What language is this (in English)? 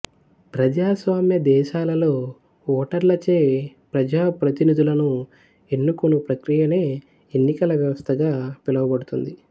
Telugu